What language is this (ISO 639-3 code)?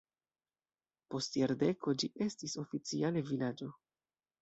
epo